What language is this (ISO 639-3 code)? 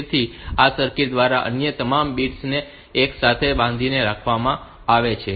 guj